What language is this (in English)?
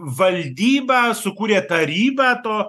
Lithuanian